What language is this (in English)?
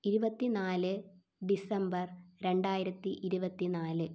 Malayalam